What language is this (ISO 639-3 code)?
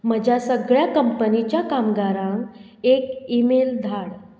kok